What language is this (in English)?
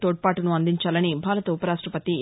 Telugu